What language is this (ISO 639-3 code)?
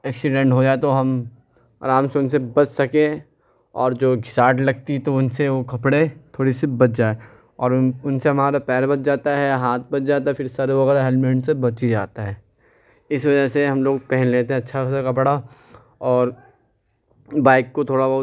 urd